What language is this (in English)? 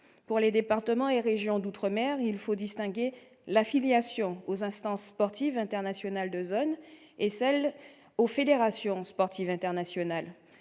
French